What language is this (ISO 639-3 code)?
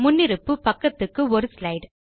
tam